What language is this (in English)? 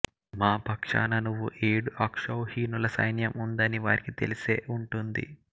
Telugu